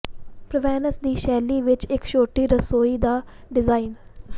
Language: Punjabi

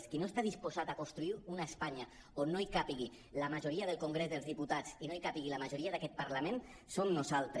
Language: Catalan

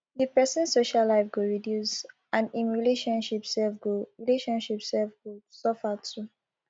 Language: Nigerian Pidgin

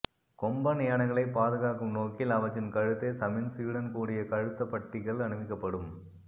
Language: Tamil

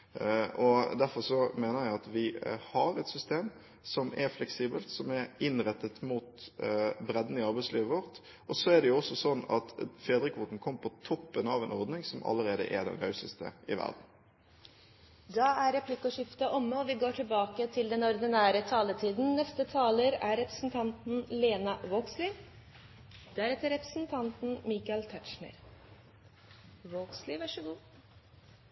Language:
Norwegian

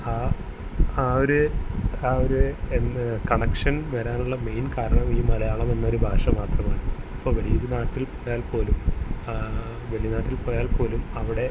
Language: Malayalam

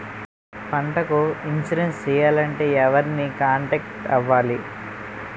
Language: Telugu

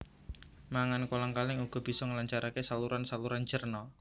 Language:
Javanese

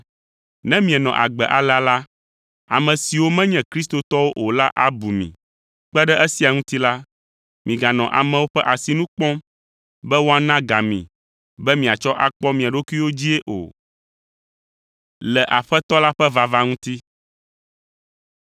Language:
Ewe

